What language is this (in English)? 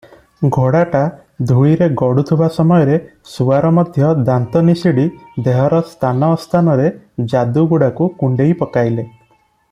Odia